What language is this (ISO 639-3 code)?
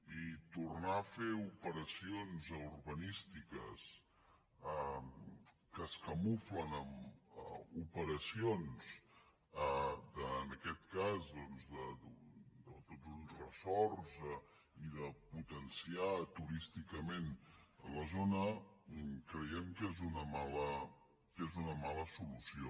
cat